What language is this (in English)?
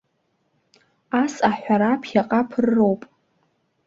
Abkhazian